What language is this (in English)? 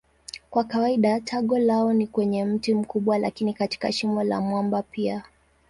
Swahili